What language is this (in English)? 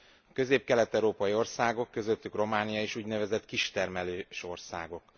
Hungarian